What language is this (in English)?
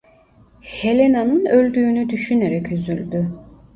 Turkish